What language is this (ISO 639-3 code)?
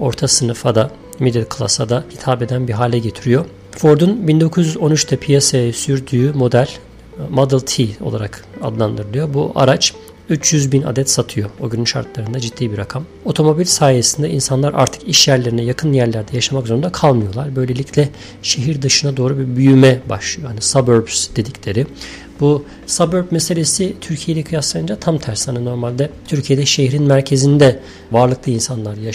tur